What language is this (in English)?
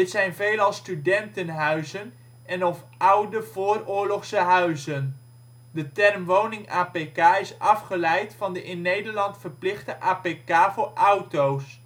Dutch